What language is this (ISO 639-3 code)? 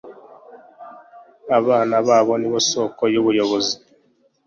kin